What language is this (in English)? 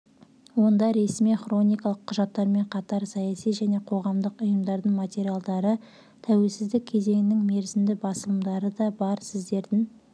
Kazakh